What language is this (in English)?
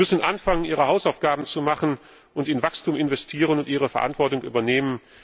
German